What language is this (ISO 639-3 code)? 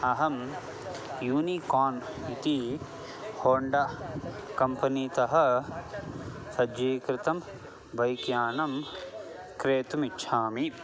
san